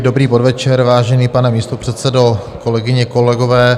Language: Czech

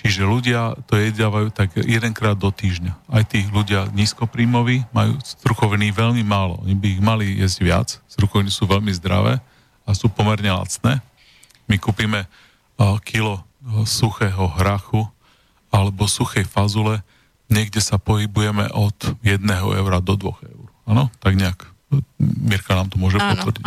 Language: Slovak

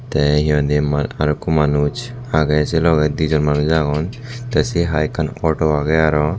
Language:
Chakma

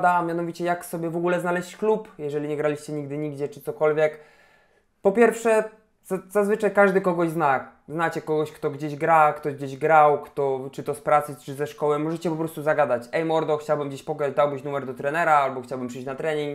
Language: Polish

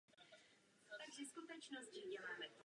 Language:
Czech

